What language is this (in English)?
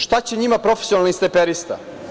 Serbian